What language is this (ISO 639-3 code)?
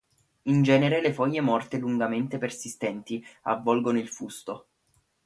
ita